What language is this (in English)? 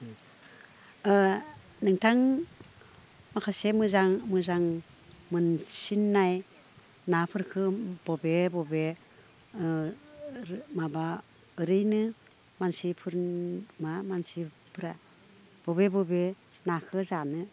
Bodo